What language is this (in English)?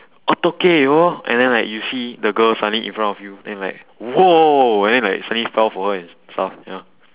English